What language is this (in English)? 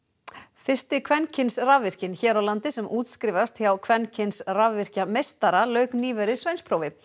Icelandic